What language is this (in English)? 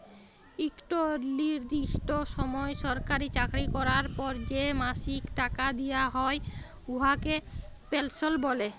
Bangla